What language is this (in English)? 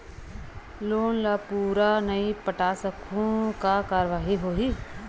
Chhattisgarhi